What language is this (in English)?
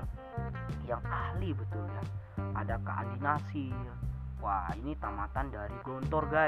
Indonesian